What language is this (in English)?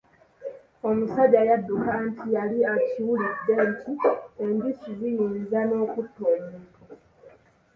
Ganda